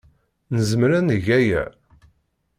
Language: Kabyle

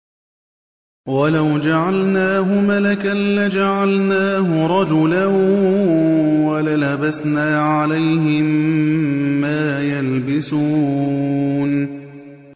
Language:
Arabic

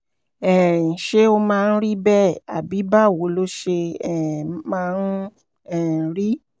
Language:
Yoruba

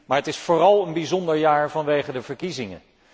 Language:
Dutch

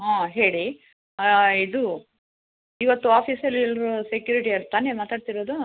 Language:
Kannada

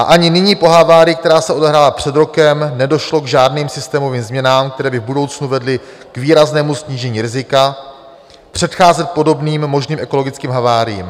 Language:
Czech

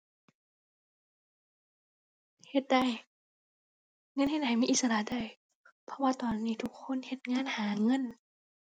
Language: Thai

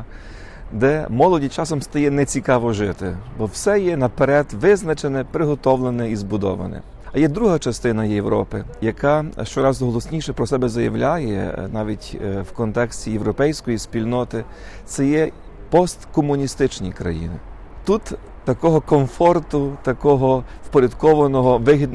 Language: Ukrainian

